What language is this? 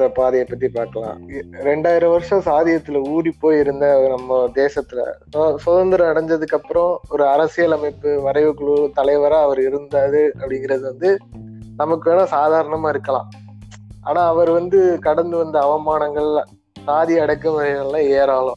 Tamil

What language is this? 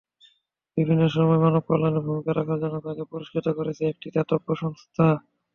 Bangla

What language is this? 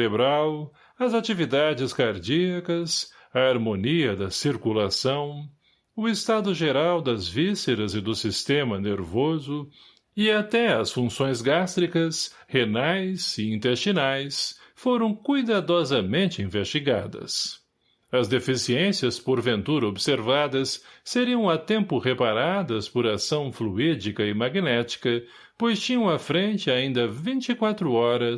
Portuguese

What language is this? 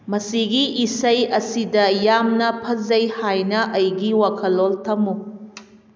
Manipuri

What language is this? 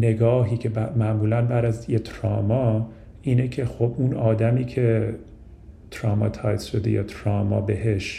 Persian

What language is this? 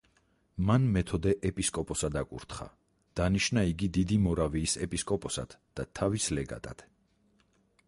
Georgian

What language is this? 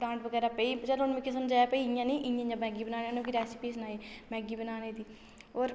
Dogri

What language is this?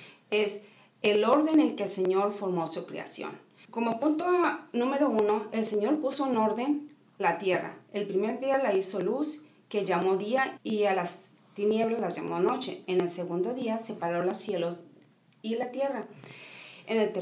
Spanish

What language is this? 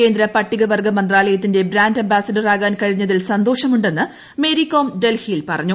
Malayalam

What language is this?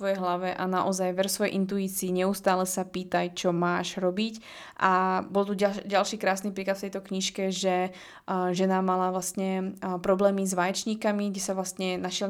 Slovak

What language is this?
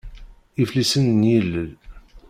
Kabyle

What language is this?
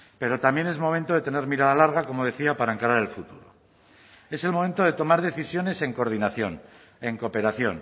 Spanish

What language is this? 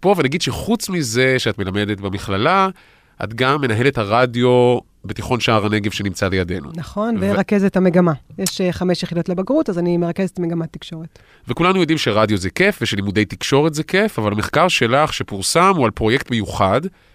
Hebrew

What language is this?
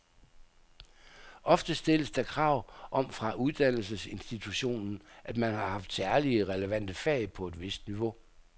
Danish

